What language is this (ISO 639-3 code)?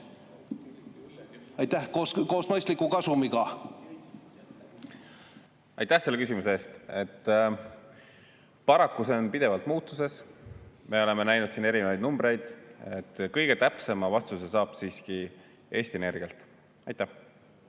est